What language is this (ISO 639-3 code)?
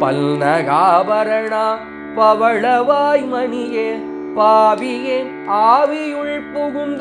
hin